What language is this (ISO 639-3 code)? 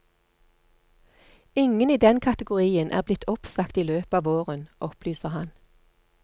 nor